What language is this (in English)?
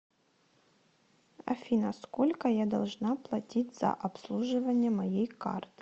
Russian